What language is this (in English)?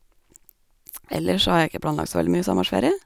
Norwegian